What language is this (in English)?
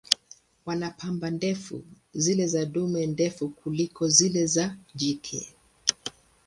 Swahili